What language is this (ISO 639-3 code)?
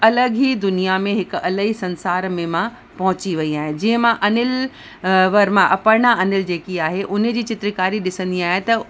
snd